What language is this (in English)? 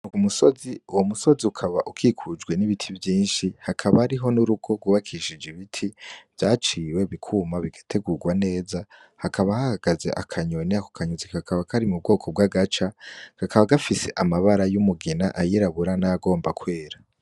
Rundi